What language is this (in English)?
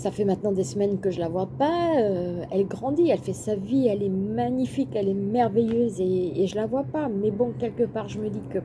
French